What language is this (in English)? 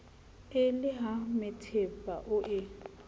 Southern Sotho